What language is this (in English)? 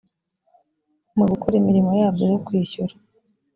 Kinyarwanda